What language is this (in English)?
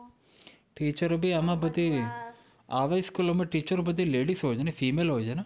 Gujarati